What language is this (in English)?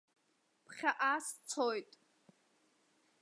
Abkhazian